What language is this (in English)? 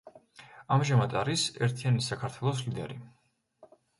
Georgian